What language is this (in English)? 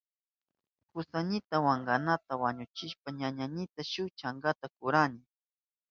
Southern Pastaza Quechua